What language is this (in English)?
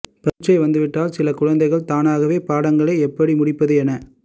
Tamil